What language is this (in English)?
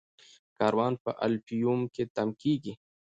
Pashto